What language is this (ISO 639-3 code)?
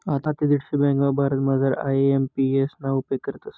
mar